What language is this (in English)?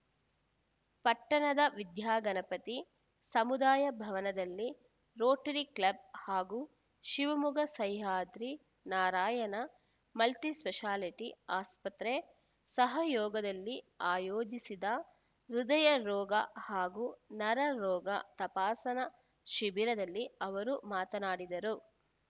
Kannada